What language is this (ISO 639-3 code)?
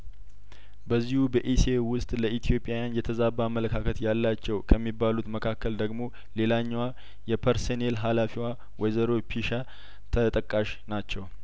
amh